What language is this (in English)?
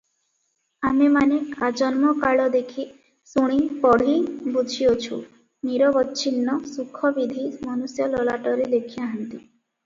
Odia